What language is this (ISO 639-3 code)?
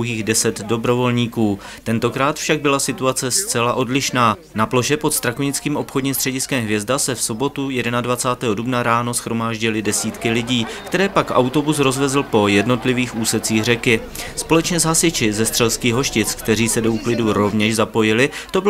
ces